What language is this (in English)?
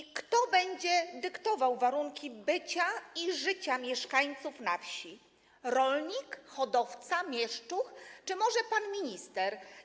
Polish